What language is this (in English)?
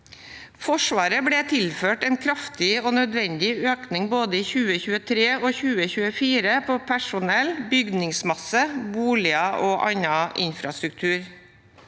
Norwegian